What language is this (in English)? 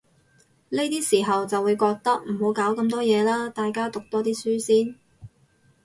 Cantonese